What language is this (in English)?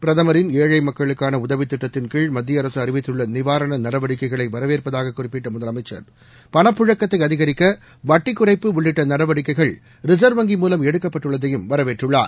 Tamil